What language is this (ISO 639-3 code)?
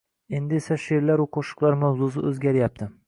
uzb